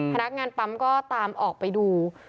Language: Thai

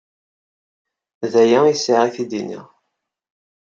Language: Kabyle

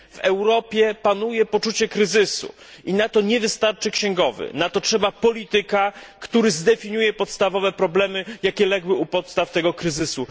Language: Polish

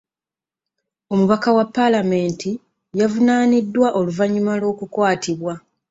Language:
Ganda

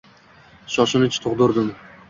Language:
Uzbek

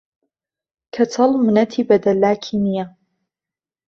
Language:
Central Kurdish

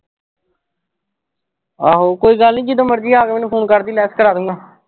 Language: Punjabi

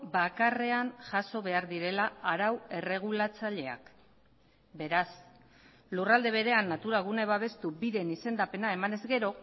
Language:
Basque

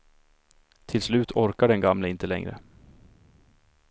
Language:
Swedish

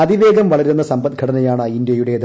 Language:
Malayalam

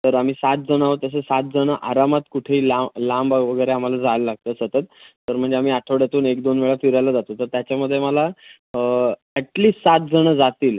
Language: Marathi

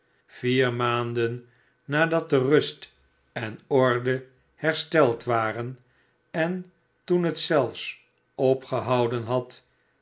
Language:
Dutch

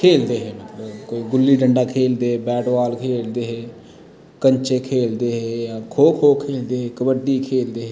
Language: Dogri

